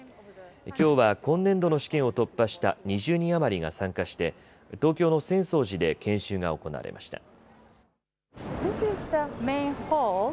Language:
Japanese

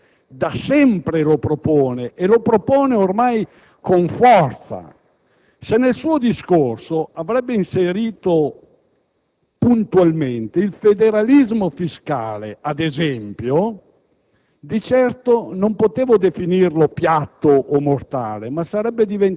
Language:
Italian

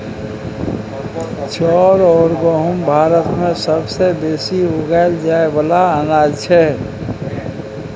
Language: Maithili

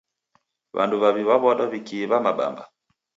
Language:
Taita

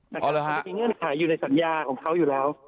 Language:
Thai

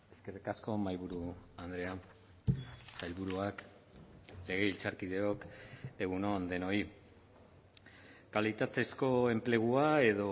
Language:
Basque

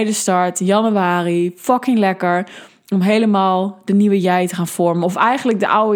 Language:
Dutch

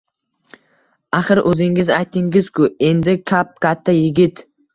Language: Uzbek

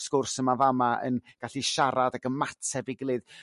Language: Welsh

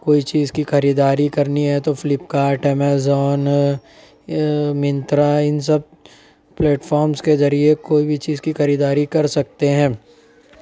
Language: Urdu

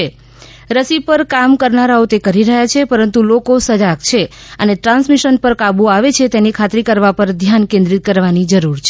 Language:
Gujarati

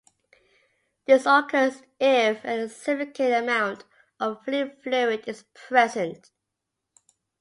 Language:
English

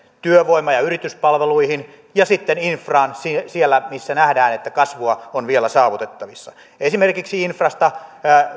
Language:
Finnish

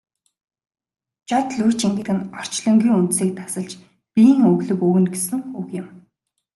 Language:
Mongolian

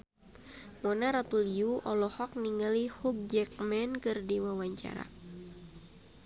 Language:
Sundanese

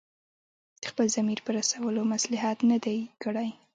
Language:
Pashto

